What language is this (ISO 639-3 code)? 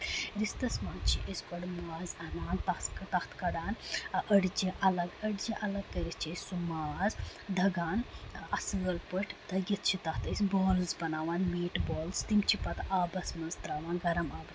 kas